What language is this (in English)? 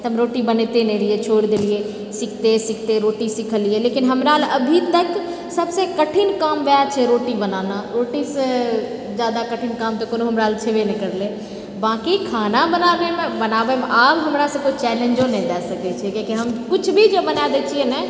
Maithili